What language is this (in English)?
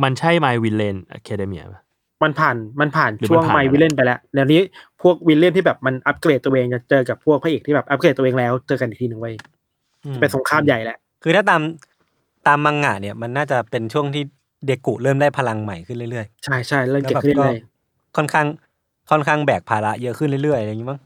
Thai